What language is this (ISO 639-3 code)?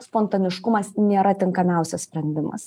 lit